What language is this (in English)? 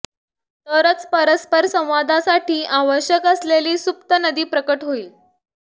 Marathi